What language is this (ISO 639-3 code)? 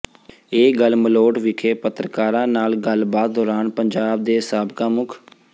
pan